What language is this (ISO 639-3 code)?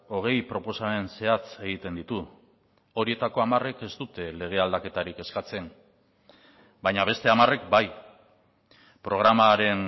eus